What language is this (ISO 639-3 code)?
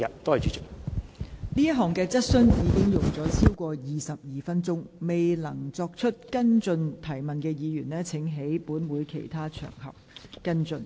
yue